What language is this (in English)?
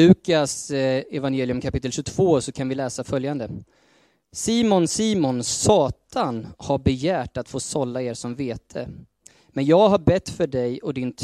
Swedish